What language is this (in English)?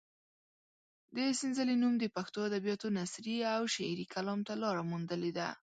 Pashto